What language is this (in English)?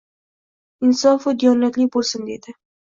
Uzbek